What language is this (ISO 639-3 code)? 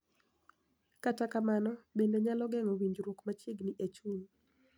luo